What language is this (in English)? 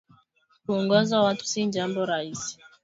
Swahili